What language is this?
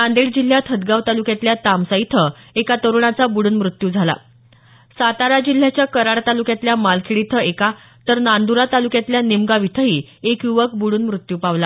Marathi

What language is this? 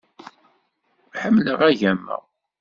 Kabyle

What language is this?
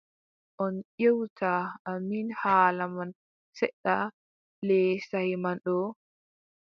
Adamawa Fulfulde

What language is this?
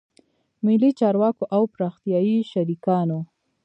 Pashto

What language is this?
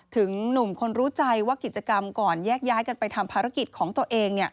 Thai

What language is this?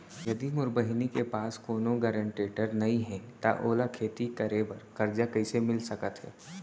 Chhattisgarhi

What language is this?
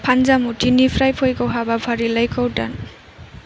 Bodo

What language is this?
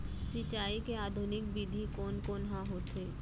Chhattisgarhi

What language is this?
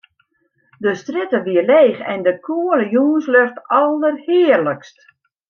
Western Frisian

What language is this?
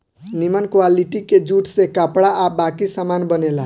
Bhojpuri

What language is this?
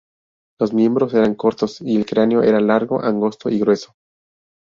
Spanish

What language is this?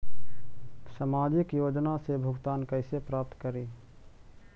Magahi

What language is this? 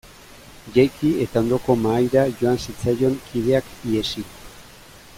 Basque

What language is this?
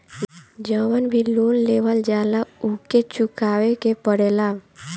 Bhojpuri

